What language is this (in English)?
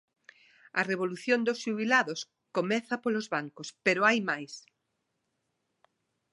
Galician